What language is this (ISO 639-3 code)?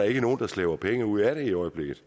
dan